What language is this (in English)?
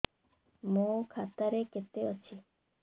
Odia